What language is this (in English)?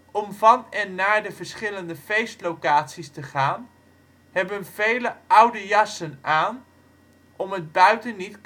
Dutch